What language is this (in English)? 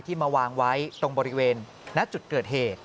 Thai